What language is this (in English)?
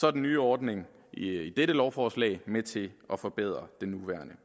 Danish